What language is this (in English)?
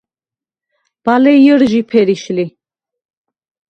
Svan